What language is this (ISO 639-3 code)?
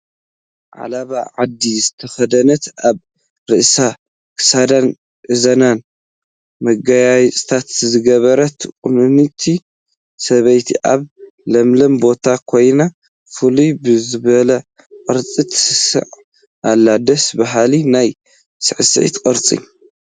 tir